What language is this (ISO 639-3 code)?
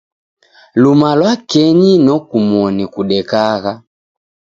dav